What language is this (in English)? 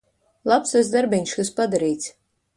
Latvian